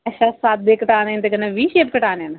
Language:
Dogri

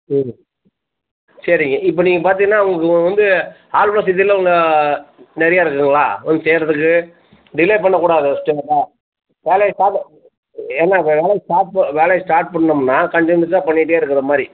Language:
Tamil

